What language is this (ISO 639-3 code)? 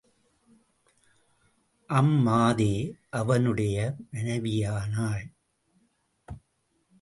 tam